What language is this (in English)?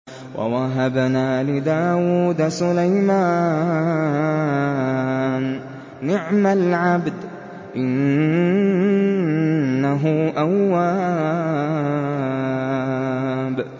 Arabic